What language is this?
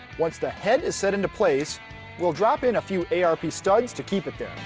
English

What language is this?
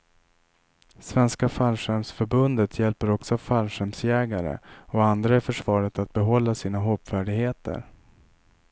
Swedish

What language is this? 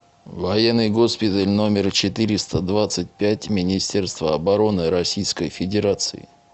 Russian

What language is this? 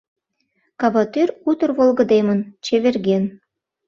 Mari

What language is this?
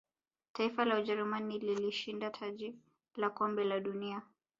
Swahili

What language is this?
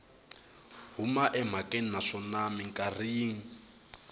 Tsonga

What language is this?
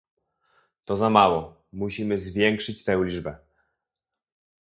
Polish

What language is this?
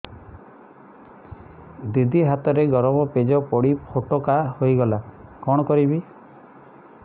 Odia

